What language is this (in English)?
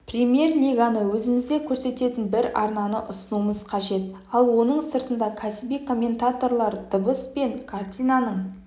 Kazakh